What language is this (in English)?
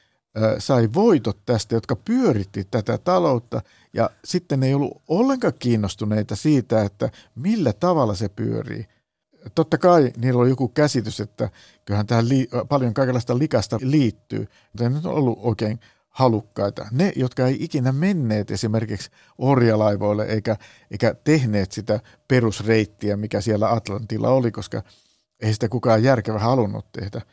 Finnish